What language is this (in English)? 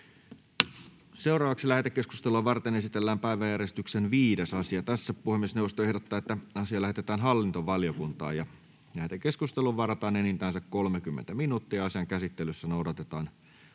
Finnish